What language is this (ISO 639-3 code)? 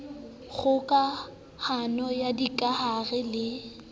sot